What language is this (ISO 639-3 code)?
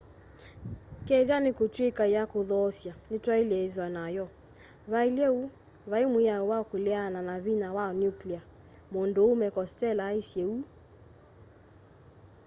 kam